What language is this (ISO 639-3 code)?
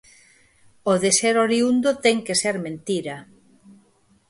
glg